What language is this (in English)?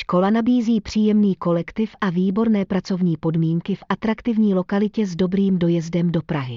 Czech